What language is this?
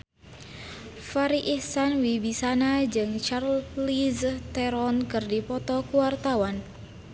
Sundanese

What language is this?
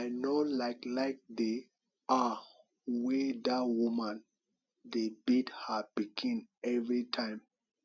Nigerian Pidgin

